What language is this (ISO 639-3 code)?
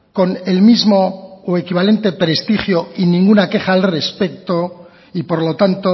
spa